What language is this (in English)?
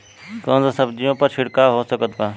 Bhojpuri